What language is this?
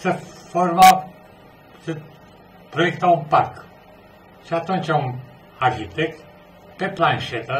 Romanian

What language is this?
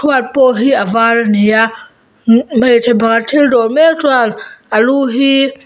Mizo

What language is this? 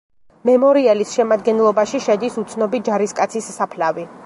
Georgian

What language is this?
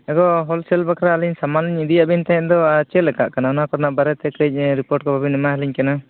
Santali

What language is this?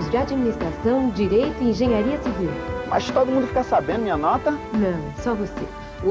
Portuguese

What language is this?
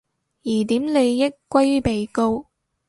Cantonese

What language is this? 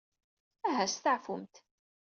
Kabyle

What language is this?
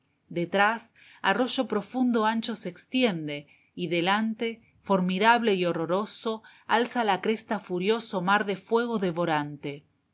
Spanish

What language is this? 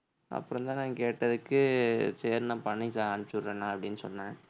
Tamil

